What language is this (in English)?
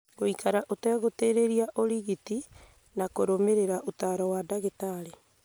Kikuyu